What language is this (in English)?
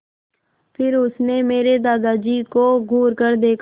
Hindi